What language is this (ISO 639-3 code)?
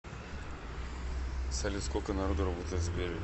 rus